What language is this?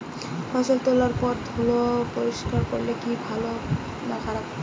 Bangla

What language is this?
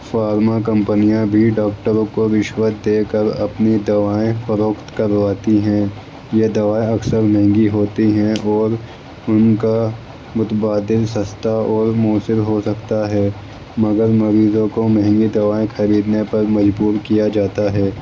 Urdu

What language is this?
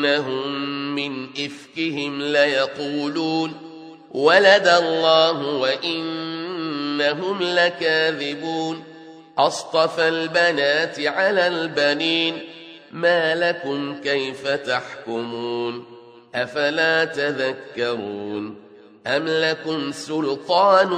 Arabic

